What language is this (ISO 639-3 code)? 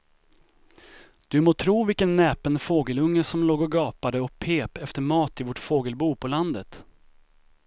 swe